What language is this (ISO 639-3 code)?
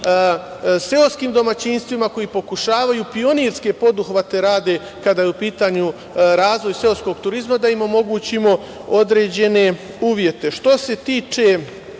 srp